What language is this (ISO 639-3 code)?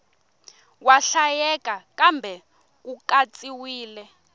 tso